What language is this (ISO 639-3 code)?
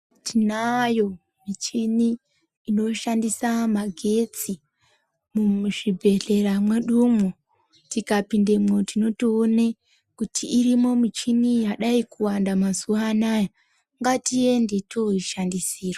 ndc